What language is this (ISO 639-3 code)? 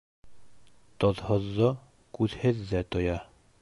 bak